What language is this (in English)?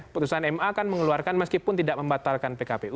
Indonesian